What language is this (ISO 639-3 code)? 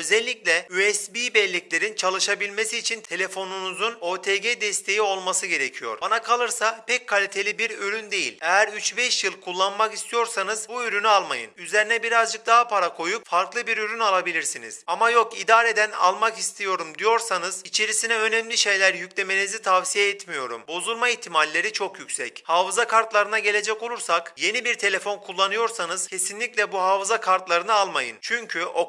tur